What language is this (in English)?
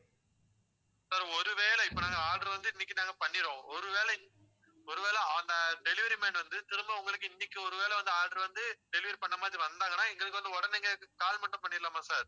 Tamil